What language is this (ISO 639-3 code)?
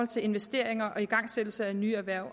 dan